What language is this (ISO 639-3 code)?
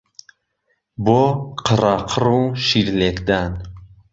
ckb